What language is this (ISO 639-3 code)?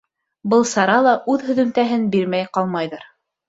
bak